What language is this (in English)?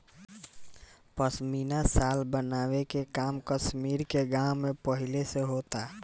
Bhojpuri